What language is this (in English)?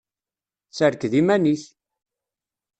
Kabyle